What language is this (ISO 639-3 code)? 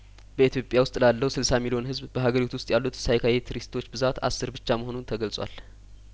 amh